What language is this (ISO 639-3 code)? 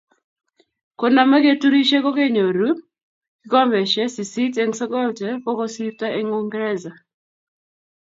kln